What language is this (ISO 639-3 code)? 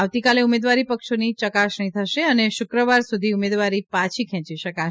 guj